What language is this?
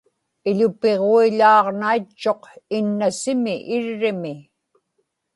Inupiaq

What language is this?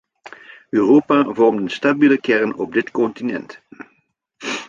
Dutch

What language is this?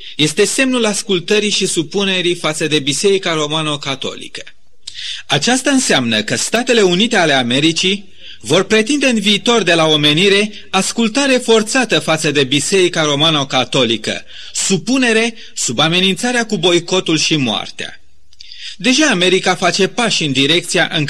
Romanian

